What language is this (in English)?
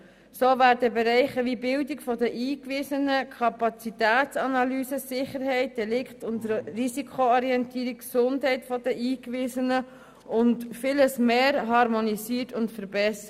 Swiss German